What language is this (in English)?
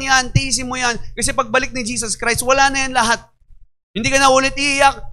Filipino